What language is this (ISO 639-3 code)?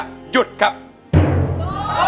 tha